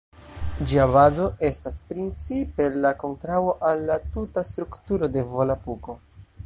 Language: Esperanto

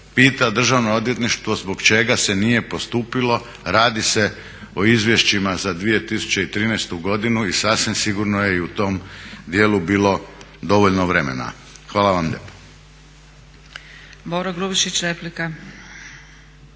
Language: Croatian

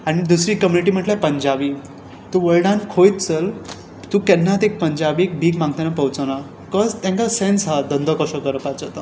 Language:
Konkani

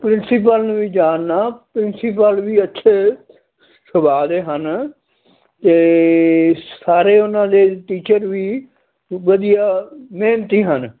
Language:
Punjabi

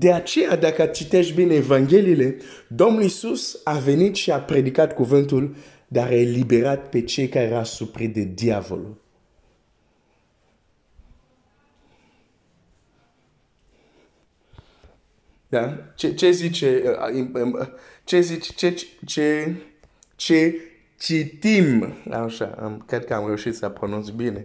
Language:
Romanian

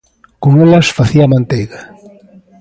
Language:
Galician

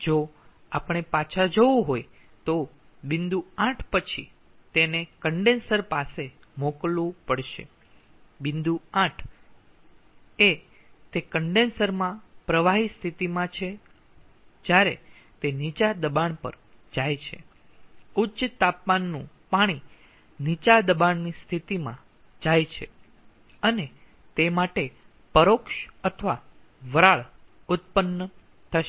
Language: Gujarati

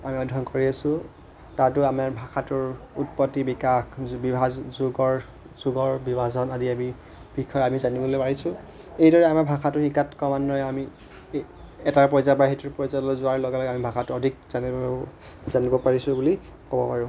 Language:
Assamese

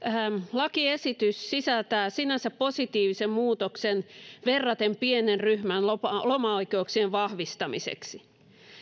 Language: Finnish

